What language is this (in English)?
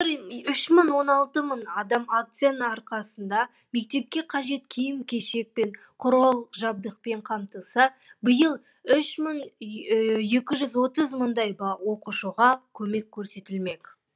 Kazakh